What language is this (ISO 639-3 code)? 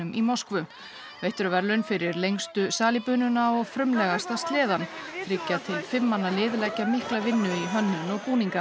isl